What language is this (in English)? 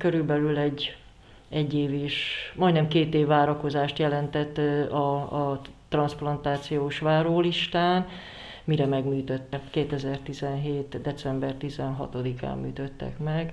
Hungarian